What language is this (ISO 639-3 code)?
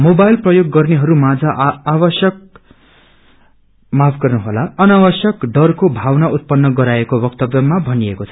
nep